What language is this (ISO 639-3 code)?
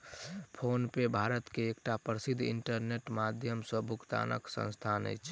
mai